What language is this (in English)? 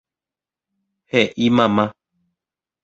Guarani